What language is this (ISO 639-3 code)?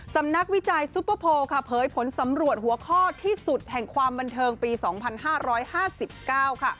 tha